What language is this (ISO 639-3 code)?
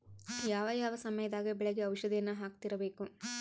kan